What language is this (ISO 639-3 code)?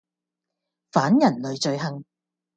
yue